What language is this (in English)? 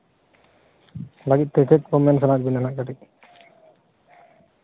Santali